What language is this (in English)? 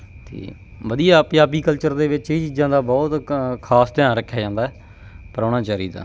Punjabi